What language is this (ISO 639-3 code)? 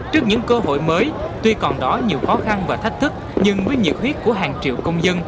vie